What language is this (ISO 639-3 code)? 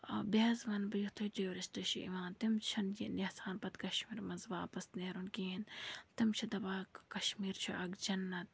kas